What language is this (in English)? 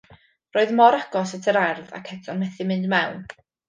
Welsh